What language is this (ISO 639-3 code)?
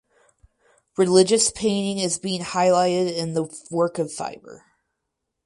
eng